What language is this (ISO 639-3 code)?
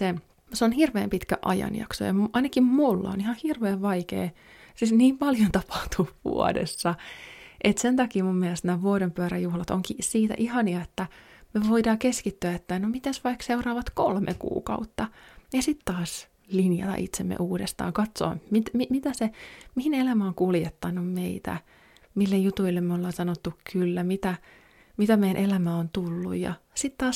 fin